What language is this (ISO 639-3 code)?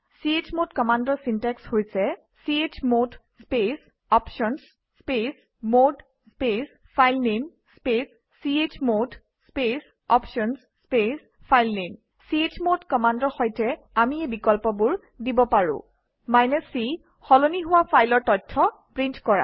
asm